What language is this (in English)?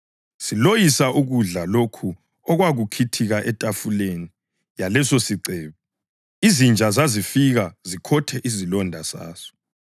North Ndebele